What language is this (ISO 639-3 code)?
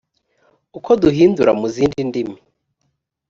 kin